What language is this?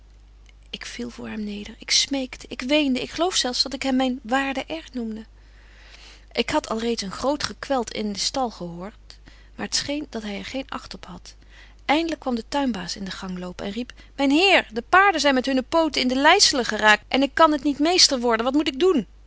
Dutch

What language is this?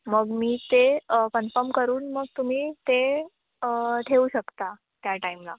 Marathi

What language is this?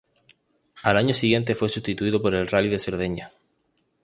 Spanish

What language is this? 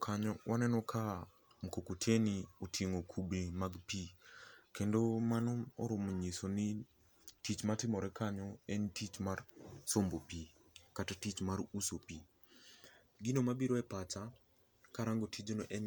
Luo (Kenya and Tanzania)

